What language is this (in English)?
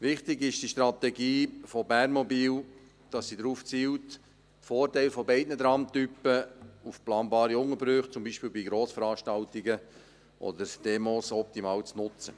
Swiss German